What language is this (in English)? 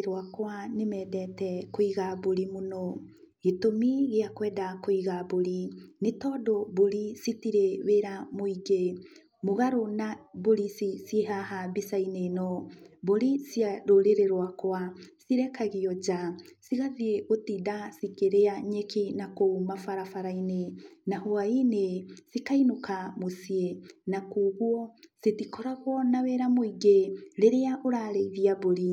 Kikuyu